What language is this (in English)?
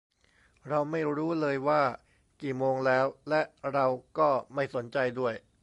Thai